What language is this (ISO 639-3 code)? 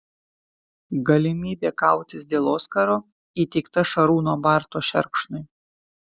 lit